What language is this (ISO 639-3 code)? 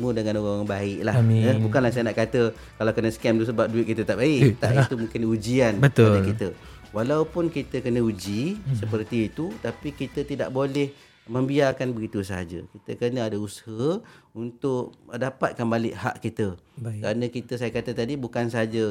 msa